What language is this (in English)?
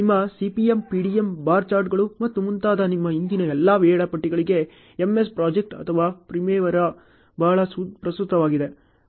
Kannada